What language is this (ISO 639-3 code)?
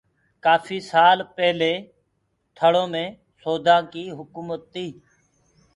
ggg